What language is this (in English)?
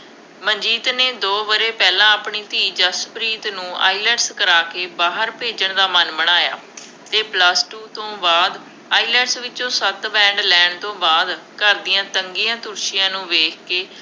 Punjabi